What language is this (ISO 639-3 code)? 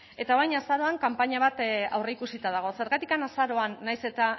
eus